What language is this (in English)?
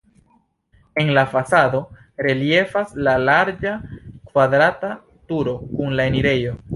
Esperanto